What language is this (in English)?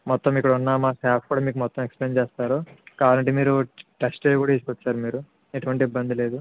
Telugu